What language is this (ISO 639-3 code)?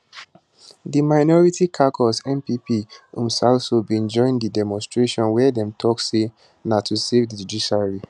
pcm